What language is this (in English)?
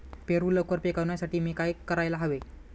Marathi